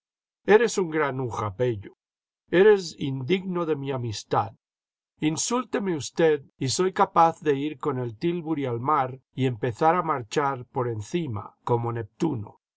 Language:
Spanish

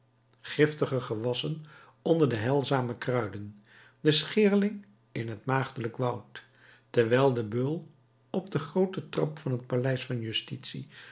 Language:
Dutch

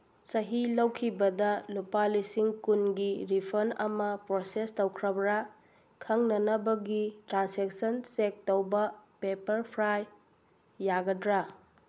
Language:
Manipuri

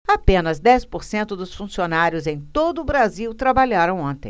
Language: Portuguese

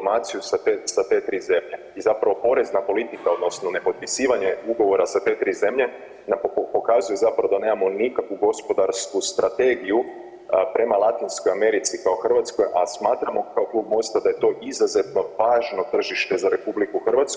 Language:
Croatian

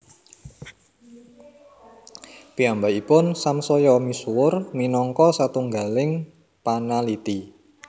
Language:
Javanese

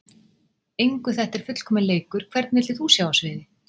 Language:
Icelandic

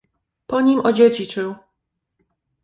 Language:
Polish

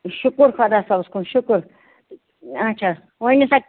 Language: Kashmiri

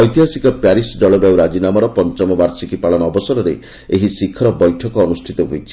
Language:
Odia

